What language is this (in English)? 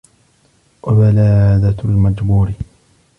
Arabic